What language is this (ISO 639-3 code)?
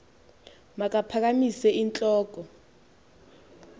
xho